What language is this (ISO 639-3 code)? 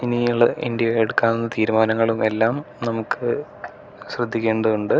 mal